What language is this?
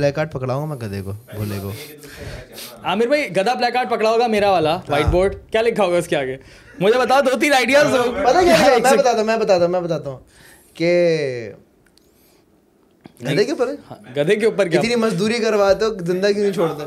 Urdu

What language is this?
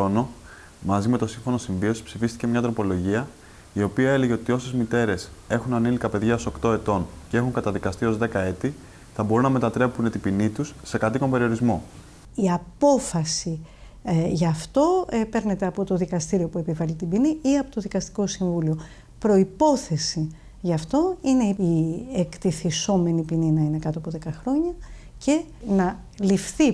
Greek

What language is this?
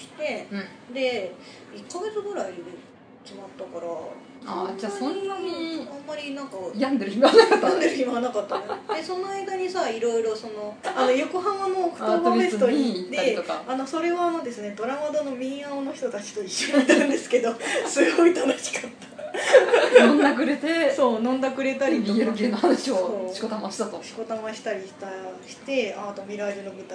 Japanese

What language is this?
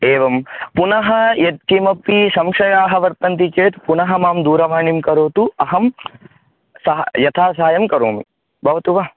Sanskrit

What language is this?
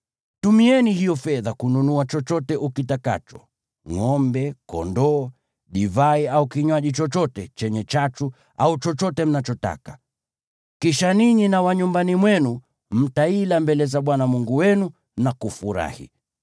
Swahili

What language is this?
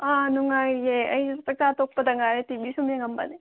Manipuri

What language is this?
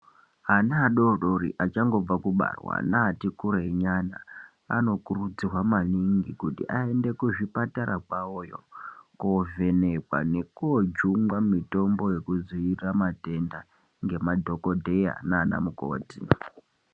Ndau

